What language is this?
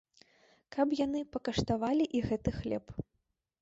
Belarusian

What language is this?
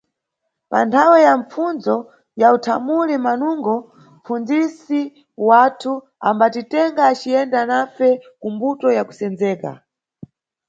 Nyungwe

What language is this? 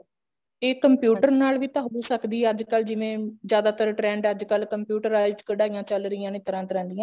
Punjabi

